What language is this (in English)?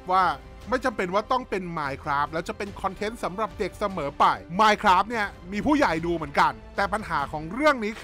Thai